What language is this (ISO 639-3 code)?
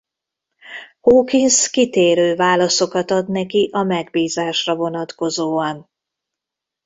hun